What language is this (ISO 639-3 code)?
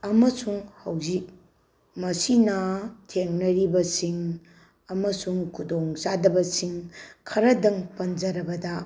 mni